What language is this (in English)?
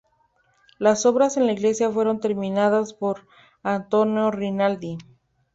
Spanish